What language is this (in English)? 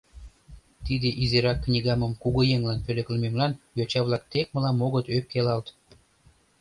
Mari